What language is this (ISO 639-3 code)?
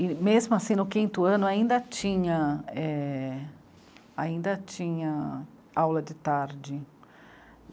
por